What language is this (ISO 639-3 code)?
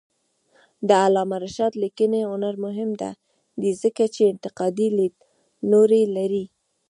pus